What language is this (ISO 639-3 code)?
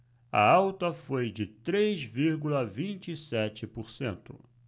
por